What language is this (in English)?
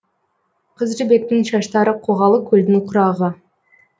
Kazakh